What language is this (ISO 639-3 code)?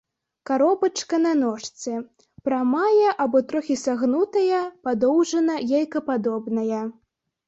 bel